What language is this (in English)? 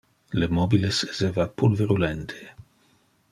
Interlingua